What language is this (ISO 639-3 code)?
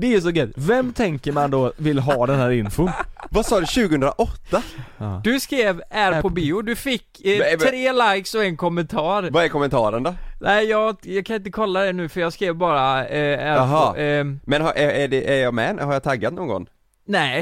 swe